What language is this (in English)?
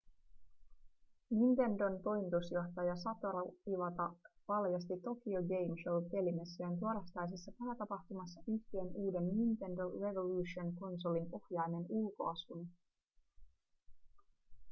Finnish